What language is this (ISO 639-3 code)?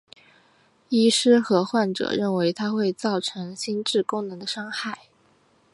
zho